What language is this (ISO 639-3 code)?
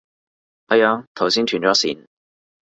yue